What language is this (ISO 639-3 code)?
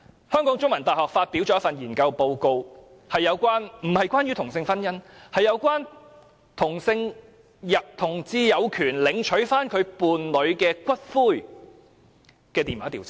yue